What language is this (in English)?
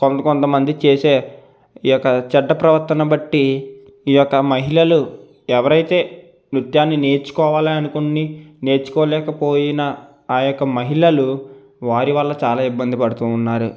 Telugu